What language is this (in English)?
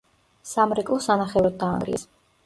Georgian